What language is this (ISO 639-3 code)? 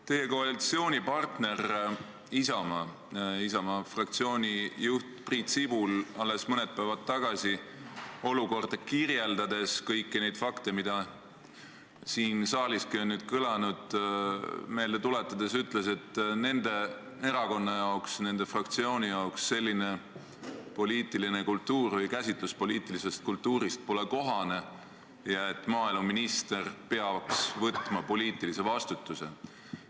est